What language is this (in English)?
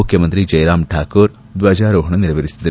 Kannada